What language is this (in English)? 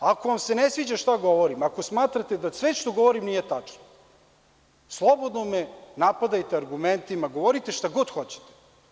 Serbian